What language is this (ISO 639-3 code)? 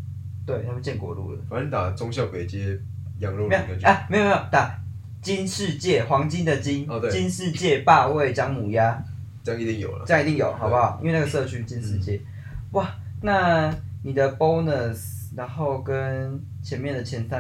zho